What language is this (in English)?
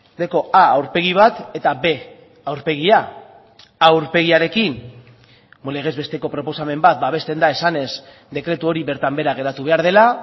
Basque